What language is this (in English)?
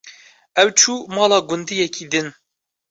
Kurdish